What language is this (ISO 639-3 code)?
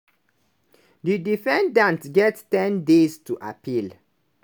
pcm